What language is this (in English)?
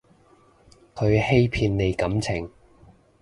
Cantonese